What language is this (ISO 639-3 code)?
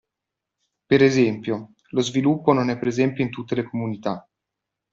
ita